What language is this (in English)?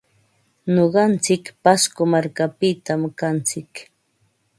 Ambo-Pasco Quechua